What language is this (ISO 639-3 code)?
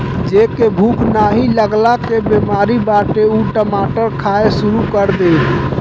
bho